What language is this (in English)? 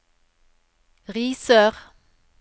Norwegian